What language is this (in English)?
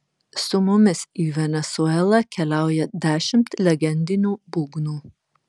Lithuanian